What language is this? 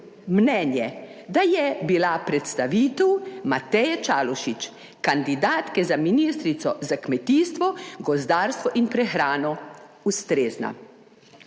Slovenian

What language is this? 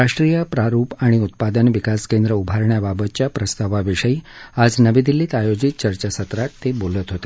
Marathi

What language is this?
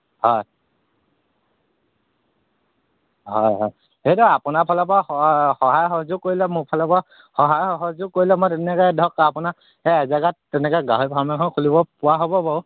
Assamese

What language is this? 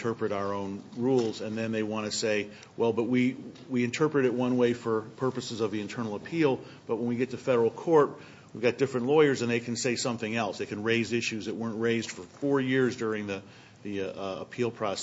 English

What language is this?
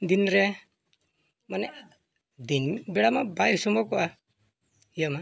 Santali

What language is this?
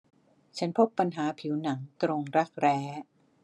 Thai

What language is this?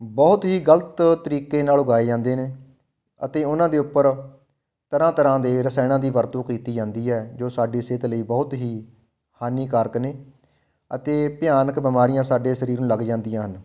Punjabi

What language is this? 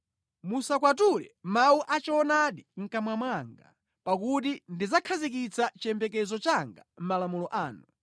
Nyanja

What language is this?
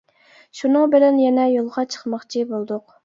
Uyghur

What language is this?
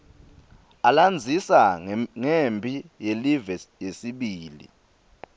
Swati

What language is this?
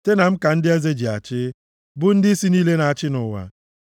Igbo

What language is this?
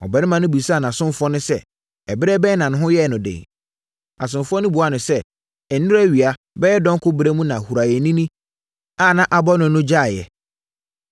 Akan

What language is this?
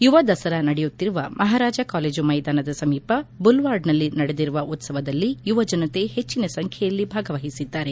Kannada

